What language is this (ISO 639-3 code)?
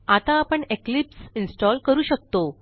mar